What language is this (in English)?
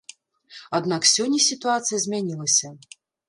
Belarusian